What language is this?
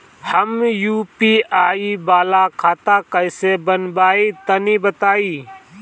Bhojpuri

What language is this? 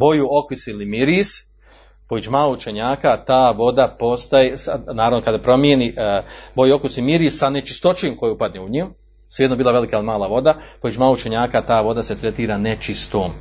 Croatian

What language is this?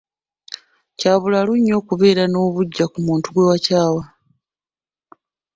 Ganda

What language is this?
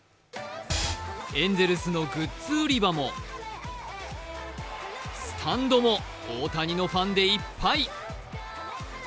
Japanese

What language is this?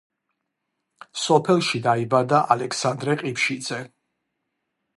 Georgian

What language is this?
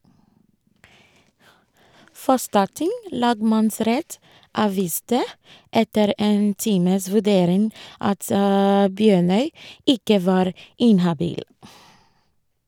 Norwegian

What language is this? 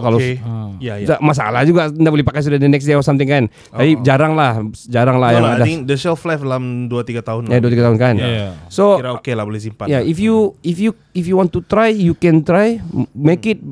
Malay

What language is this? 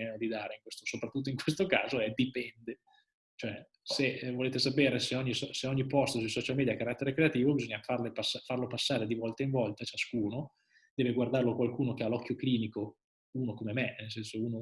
Italian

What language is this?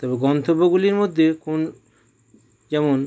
Bangla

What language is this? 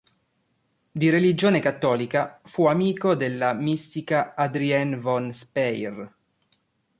Italian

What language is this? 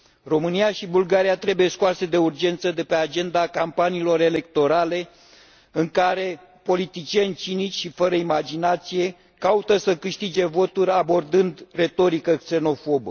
Romanian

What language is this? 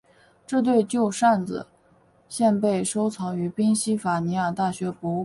Chinese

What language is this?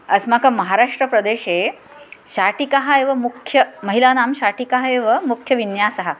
Sanskrit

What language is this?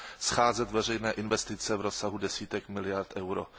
Czech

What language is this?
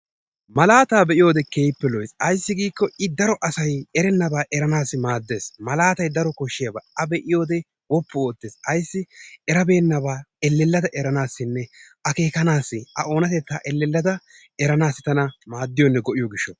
Wolaytta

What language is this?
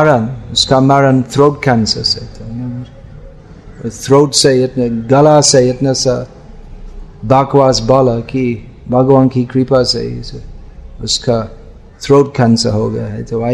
Hindi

